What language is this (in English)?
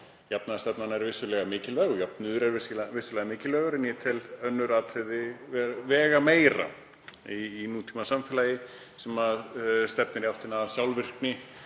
Icelandic